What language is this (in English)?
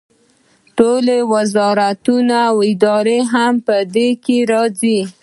Pashto